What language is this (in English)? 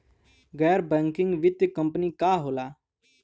Bhojpuri